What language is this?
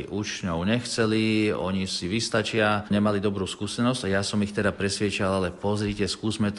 Slovak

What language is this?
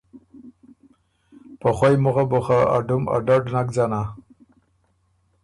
Ormuri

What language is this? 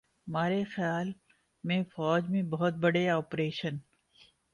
Urdu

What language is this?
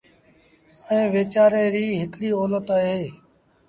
Sindhi Bhil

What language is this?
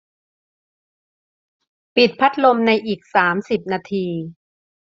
Thai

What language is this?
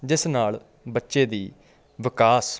Punjabi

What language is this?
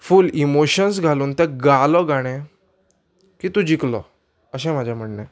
Konkani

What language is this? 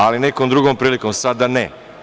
Serbian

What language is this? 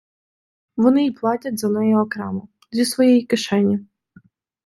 Ukrainian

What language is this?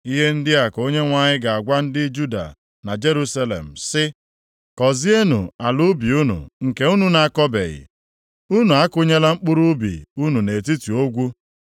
Igbo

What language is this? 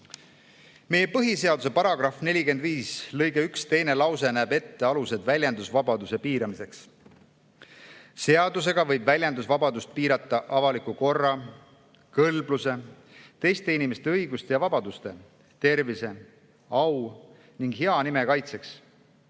Estonian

